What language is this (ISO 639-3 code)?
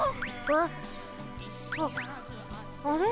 jpn